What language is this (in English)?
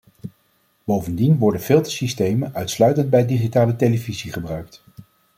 Dutch